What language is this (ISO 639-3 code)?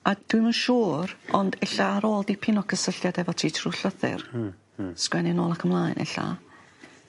cym